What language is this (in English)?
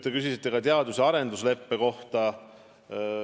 Estonian